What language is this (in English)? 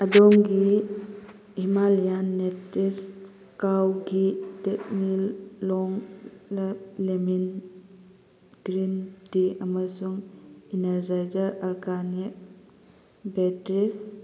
Manipuri